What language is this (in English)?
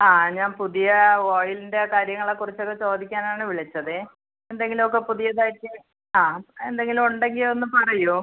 Malayalam